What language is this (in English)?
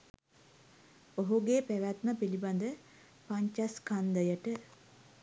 Sinhala